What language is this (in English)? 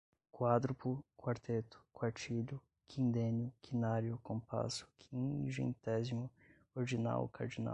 Portuguese